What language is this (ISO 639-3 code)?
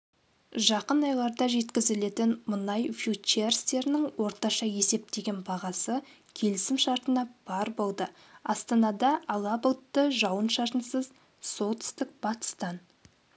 kaz